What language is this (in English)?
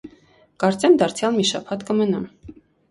Armenian